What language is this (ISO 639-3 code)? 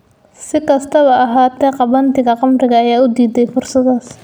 som